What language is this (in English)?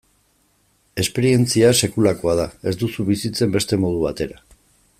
Basque